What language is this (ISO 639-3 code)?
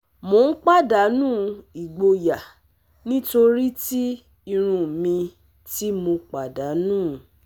yor